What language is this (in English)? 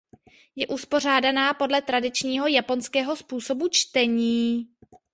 Czech